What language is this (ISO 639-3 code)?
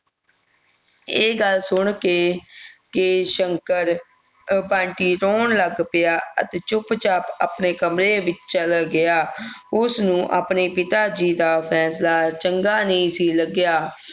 pan